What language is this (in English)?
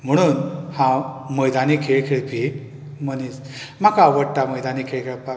Konkani